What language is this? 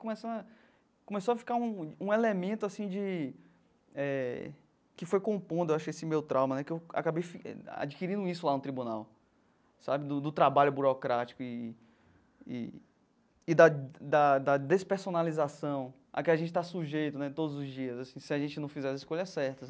Portuguese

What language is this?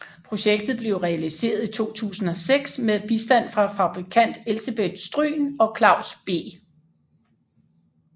Danish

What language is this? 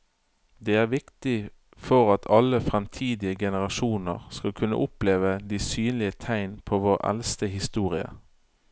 Norwegian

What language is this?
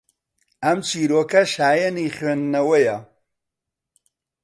Central Kurdish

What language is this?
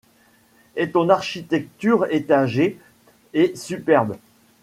French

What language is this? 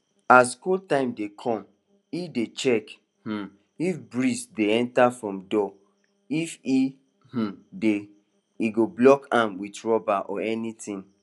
Nigerian Pidgin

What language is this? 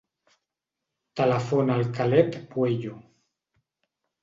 Catalan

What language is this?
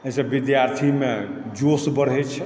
Maithili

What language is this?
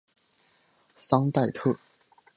Chinese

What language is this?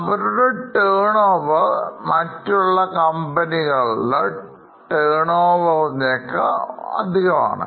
Malayalam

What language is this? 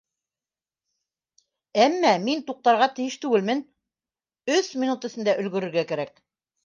Bashkir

